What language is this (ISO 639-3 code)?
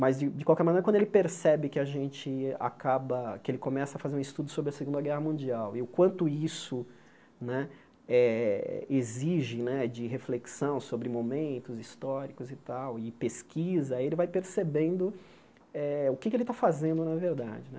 por